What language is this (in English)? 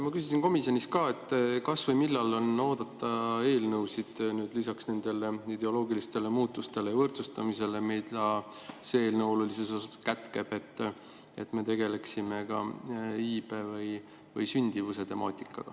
Estonian